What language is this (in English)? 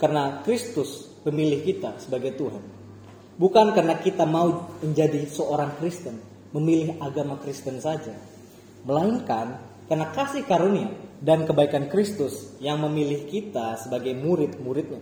Indonesian